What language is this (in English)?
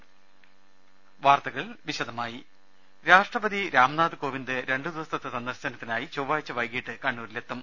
Malayalam